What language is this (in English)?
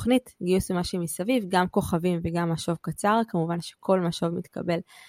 Hebrew